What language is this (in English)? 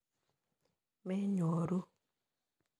Kalenjin